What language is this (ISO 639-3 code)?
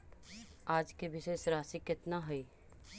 mag